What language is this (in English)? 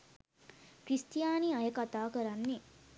Sinhala